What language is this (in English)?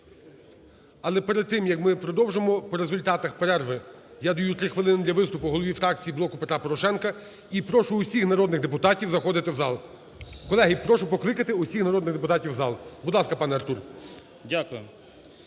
Ukrainian